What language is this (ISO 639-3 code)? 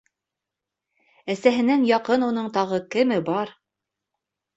bak